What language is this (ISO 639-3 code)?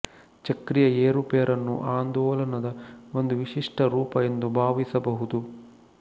kan